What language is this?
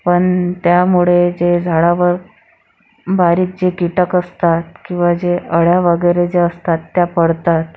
Marathi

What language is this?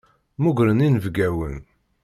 Kabyle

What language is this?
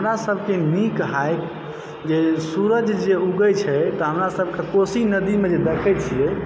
Maithili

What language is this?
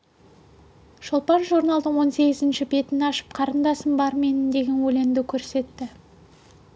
Kazakh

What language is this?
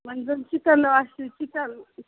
Kashmiri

